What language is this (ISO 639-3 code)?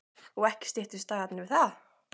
isl